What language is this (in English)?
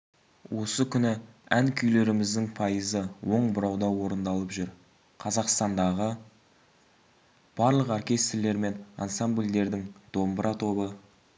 Kazakh